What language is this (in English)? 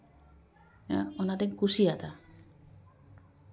Santali